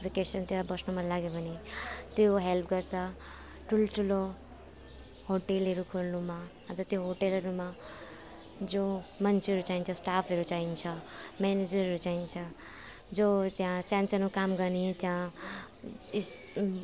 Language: Nepali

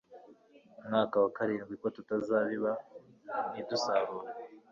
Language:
Kinyarwanda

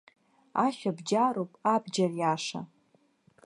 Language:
Abkhazian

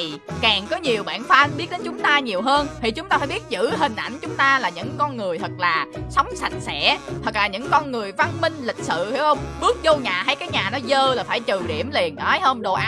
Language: Vietnamese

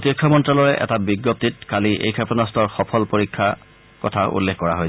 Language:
Assamese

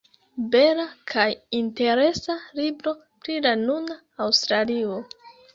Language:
Esperanto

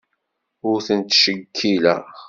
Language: Kabyle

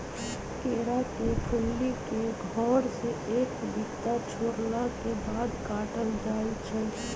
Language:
Magahi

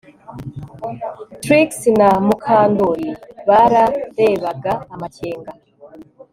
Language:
Kinyarwanda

